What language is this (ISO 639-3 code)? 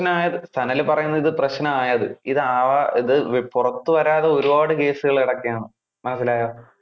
mal